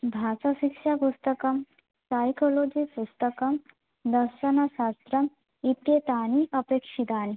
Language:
Sanskrit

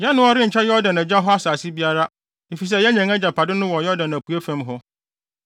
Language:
Akan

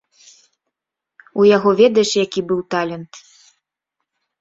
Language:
Belarusian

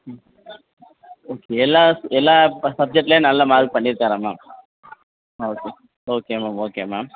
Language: Tamil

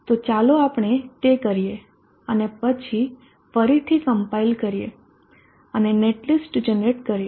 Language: Gujarati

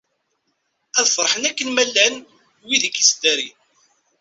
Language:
Kabyle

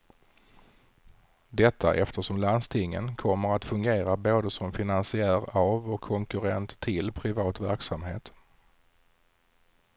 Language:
Swedish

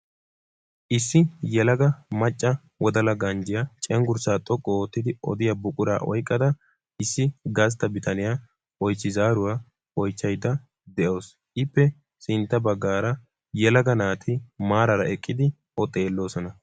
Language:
Wolaytta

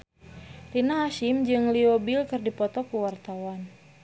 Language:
Sundanese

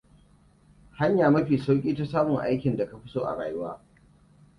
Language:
Hausa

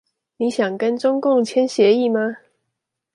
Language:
Chinese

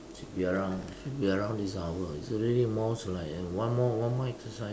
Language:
English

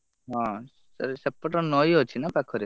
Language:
Odia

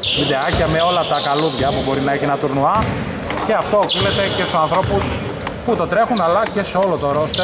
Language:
Greek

